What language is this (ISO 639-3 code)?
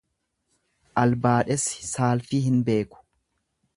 orm